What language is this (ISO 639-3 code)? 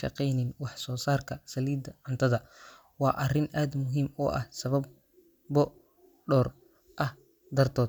som